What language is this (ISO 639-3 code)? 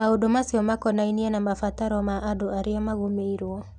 kik